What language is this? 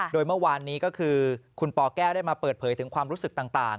Thai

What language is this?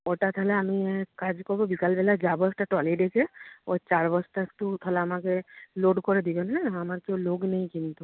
Bangla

